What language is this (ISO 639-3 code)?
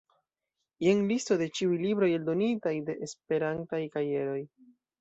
epo